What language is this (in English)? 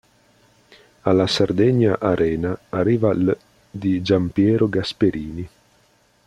Italian